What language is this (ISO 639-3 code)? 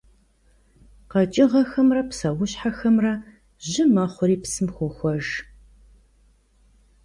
kbd